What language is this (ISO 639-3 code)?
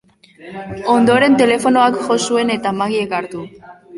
eus